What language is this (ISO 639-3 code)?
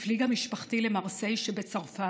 heb